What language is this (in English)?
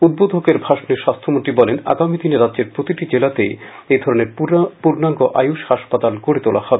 Bangla